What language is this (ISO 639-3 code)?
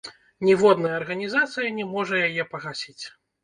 bel